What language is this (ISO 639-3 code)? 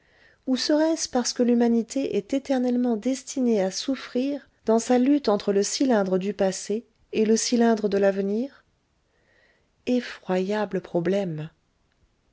fra